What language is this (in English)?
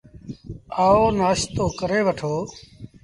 Sindhi Bhil